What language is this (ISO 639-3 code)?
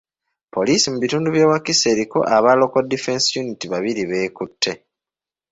lug